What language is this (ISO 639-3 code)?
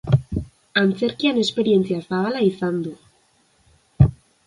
eus